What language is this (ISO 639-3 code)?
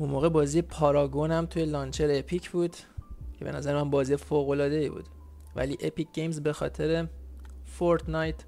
fas